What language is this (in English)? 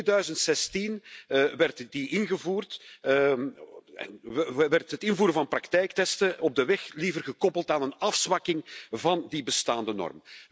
Dutch